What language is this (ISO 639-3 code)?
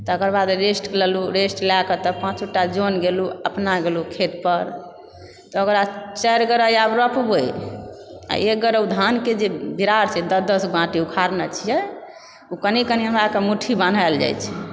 mai